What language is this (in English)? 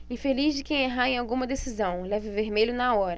Portuguese